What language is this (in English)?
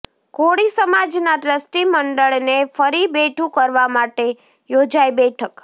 Gujarati